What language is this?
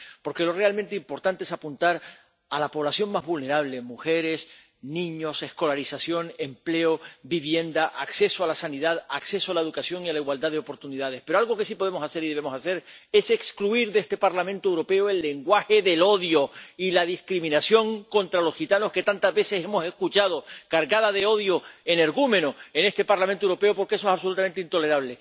Spanish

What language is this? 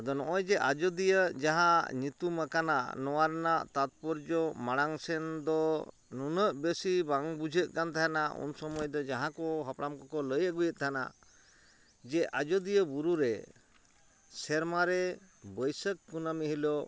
Santali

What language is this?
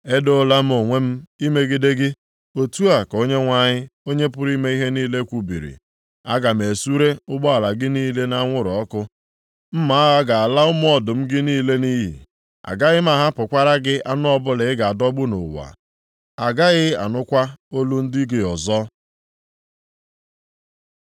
Igbo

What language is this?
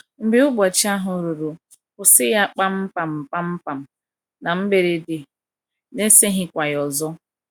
Igbo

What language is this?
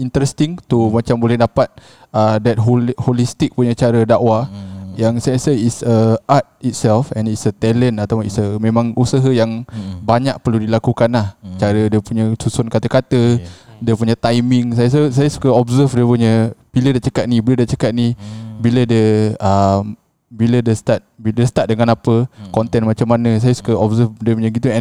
Malay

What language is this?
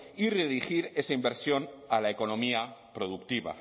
Spanish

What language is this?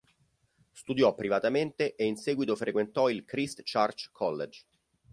Italian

